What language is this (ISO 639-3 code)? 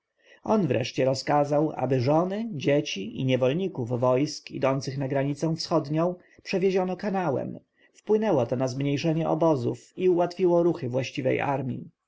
pol